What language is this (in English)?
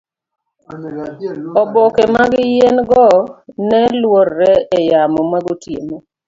Luo (Kenya and Tanzania)